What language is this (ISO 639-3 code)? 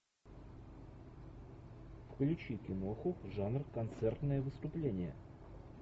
rus